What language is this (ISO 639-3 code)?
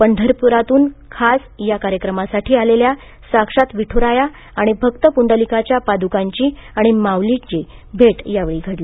mar